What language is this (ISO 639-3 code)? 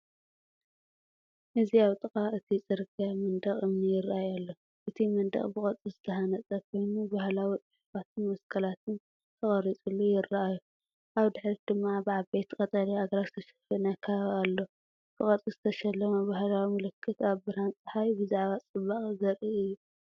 tir